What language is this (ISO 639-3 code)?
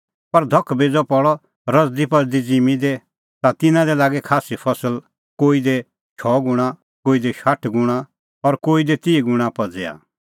kfx